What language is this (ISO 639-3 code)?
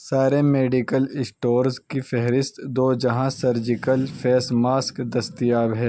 urd